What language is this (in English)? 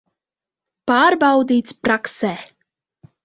Latvian